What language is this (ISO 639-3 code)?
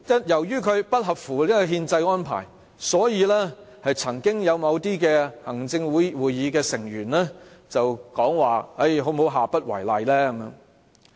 yue